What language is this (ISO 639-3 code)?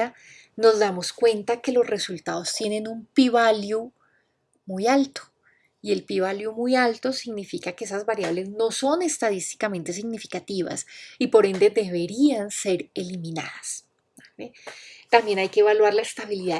spa